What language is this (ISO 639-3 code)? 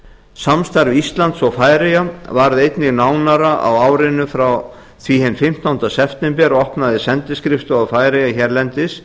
isl